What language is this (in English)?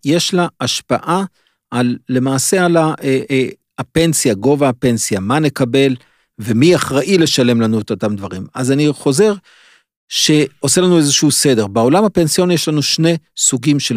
Hebrew